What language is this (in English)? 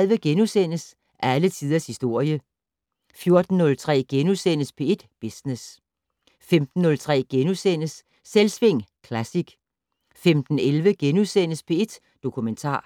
Danish